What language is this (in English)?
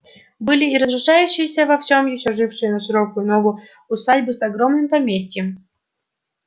Russian